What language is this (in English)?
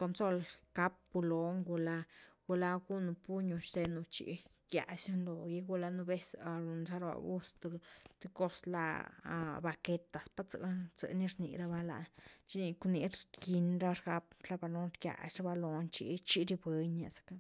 Güilá Zapotec